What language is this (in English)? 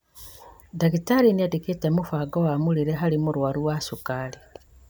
Kikuyu